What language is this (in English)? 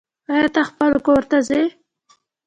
Pashto